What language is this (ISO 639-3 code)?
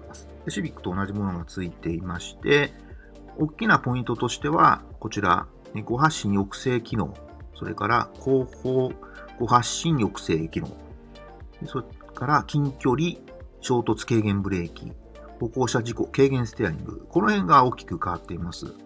jpn